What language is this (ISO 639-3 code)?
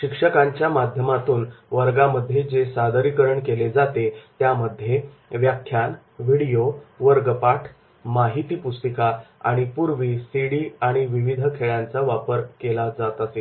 mar